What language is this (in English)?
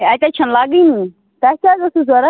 Kashmiri